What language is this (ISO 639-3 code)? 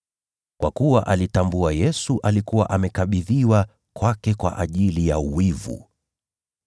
swa